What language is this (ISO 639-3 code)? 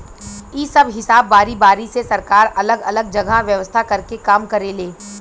bho